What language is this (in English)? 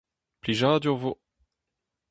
Breton